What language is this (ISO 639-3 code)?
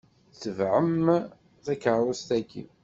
kab